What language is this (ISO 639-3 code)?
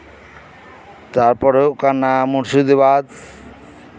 sat